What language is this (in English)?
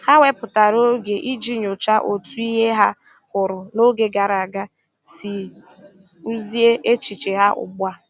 Igbo